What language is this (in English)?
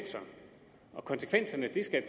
Danish